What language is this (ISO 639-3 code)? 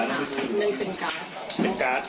tha